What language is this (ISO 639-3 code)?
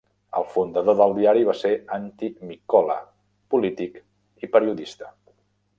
cat